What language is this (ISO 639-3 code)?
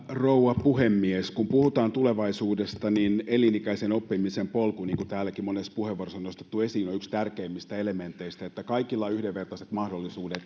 fin